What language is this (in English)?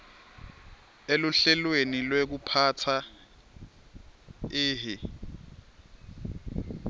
Swati